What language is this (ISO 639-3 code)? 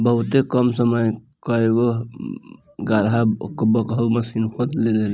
bho